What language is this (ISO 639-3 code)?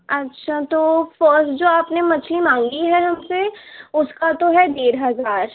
urd